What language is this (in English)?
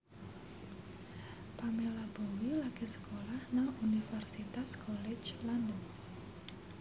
Javanese